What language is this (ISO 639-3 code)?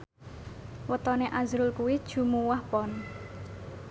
jav